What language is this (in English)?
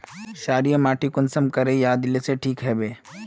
Magahi